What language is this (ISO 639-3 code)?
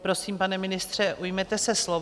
ces